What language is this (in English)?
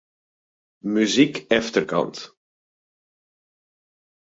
Western Frisian